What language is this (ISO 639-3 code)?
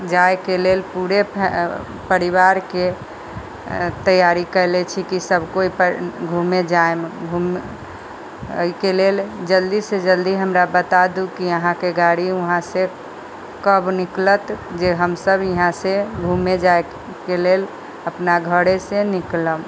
mai